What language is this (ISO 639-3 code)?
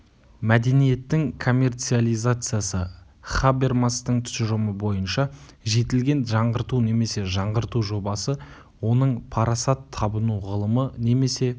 kaz